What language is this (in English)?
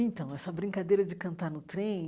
Portuguese